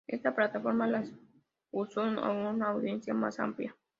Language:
Spanish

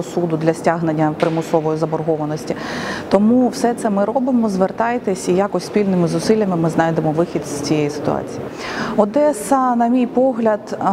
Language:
Ukrainian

